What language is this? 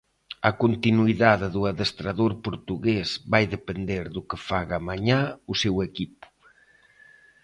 Galician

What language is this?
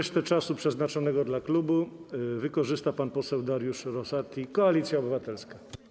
Polish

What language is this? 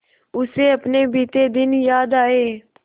Hindi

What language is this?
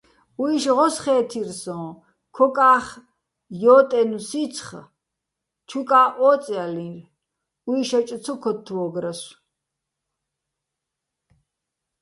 Bats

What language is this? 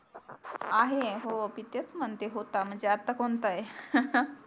Marathi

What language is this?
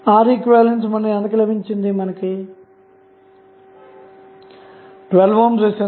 Telugu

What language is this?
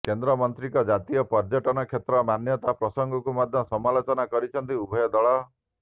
Odia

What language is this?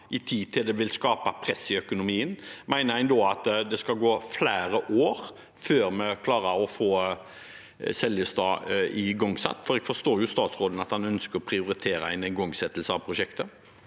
Norwegian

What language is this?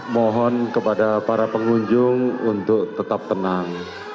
Indonesian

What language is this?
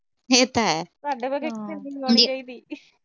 Punjabi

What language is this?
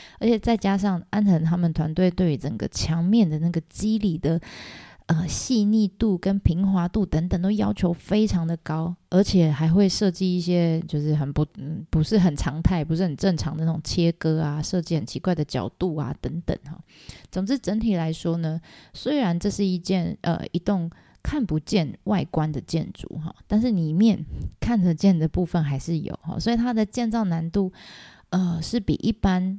Chinese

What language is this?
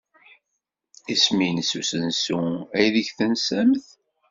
Kabyle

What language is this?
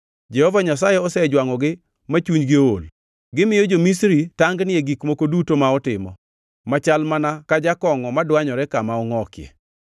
Luo (Kenya and Tanzania)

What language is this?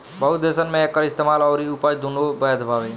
Bhojpuri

